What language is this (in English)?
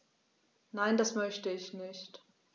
German